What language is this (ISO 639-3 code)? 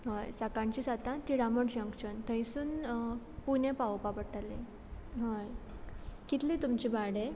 kok